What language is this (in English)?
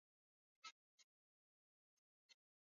Swahili